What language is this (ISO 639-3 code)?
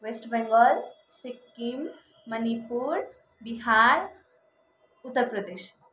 nep